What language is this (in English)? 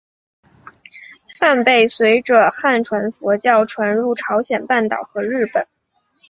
Chinese